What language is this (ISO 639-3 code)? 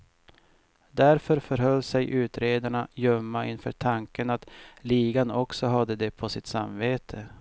swe